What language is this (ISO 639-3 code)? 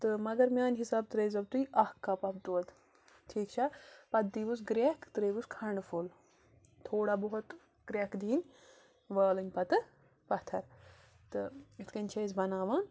kas